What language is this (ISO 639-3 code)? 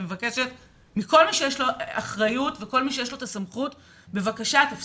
heb